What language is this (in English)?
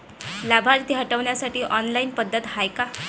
Marathi